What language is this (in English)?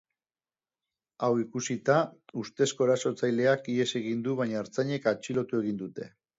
Basque